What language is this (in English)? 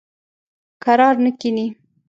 Pashto